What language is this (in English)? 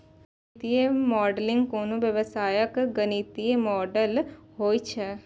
Maithili